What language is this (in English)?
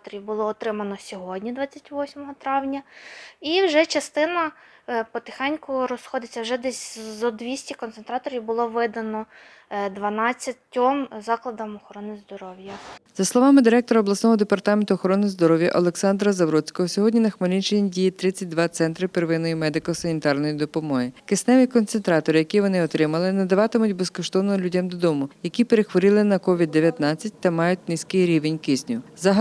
Ukrainian